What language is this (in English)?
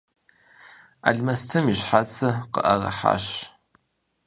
Kabardian